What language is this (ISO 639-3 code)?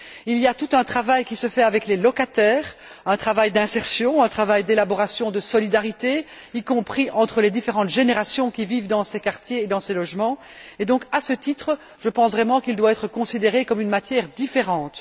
fra